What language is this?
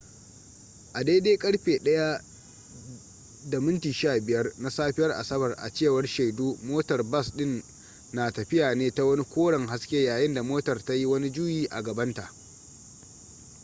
Hausa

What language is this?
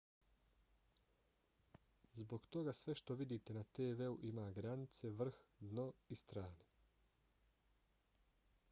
Bosnian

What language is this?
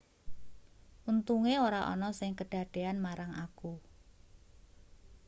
Javanese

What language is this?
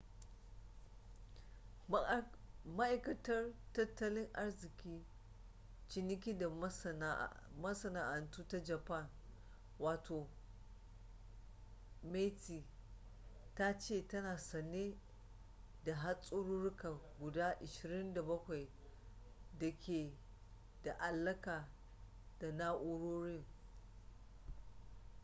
Hausa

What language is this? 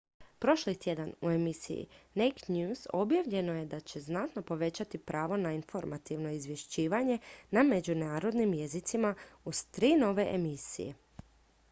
Croatian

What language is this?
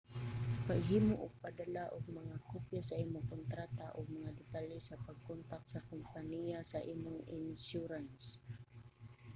Cebuano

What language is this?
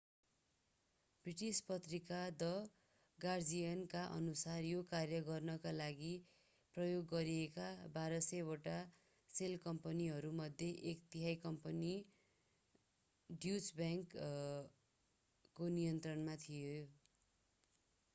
Nepali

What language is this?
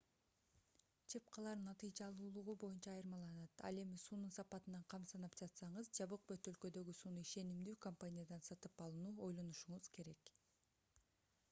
Kyrgyz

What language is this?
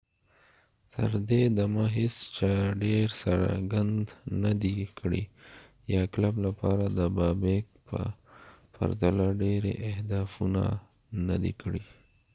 Pashto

